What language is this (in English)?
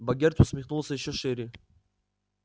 Russian